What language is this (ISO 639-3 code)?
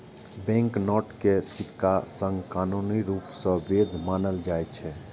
mai